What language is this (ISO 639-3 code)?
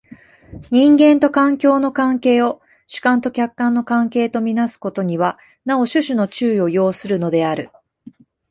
jpn